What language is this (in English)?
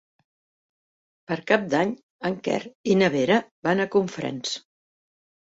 Catalan